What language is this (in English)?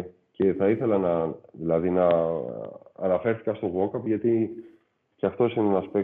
Greek